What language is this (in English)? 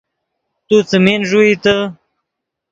Yidgha